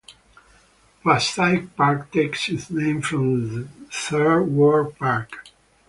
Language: English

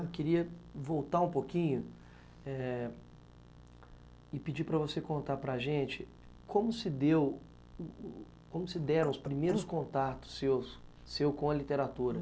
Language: Portuguese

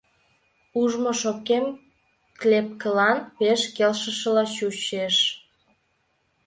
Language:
Mari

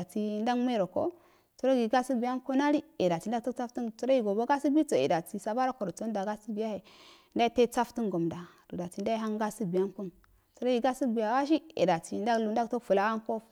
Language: Afade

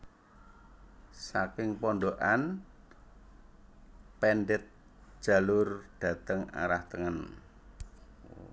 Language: Javanese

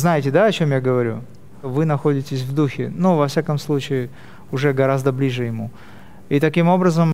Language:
Russian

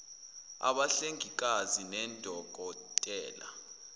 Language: Zulu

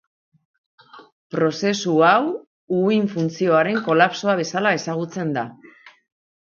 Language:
Basque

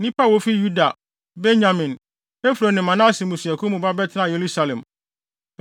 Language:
Akan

